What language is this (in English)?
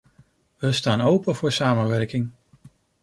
Dutch